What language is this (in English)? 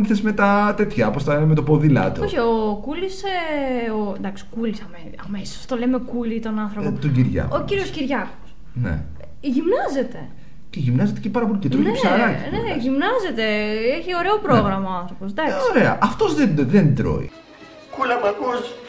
Greek